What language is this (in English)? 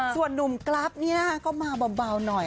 Thai